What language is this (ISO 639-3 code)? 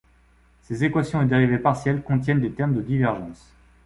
fra